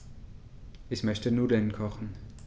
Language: German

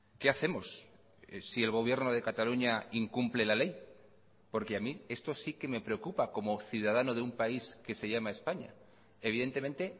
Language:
Spanish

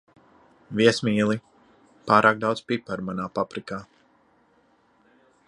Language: Latvian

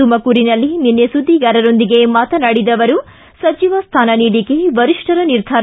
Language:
Kannada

